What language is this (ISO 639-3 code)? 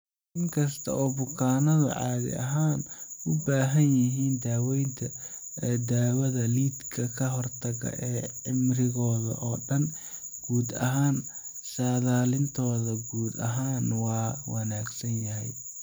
som